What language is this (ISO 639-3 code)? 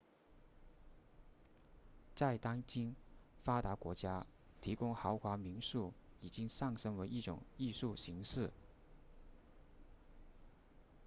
zho